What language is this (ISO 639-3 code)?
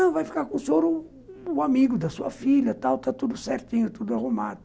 por